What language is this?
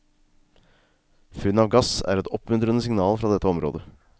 Norwegian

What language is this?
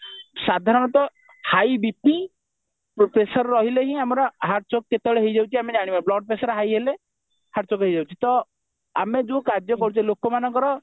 Odia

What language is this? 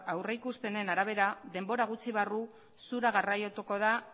Basque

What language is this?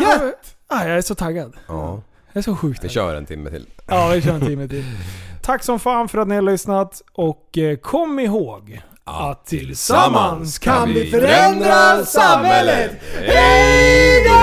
Swedish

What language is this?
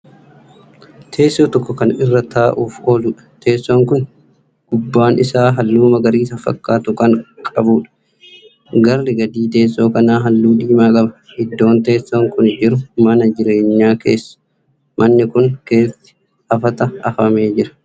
Oromo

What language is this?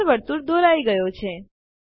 Gujarati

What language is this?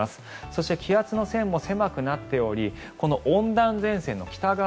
Japanese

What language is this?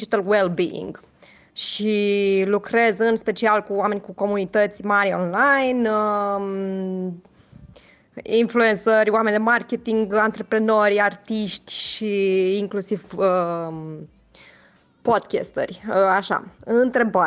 Romanian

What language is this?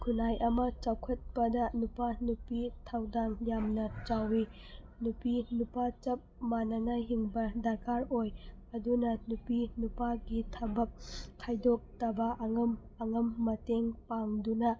Manipuri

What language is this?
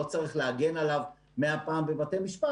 Hebrew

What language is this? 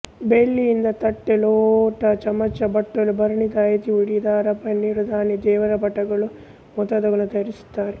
Kannada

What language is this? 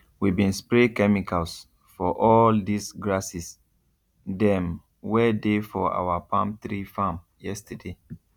Nigerian Pidgin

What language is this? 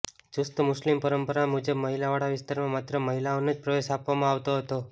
Gujarati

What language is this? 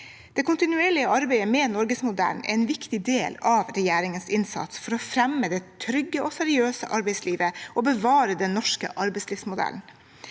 Norwegian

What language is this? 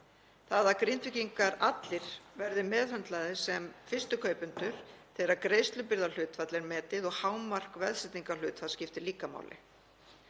Icelandic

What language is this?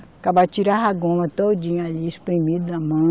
Portuguese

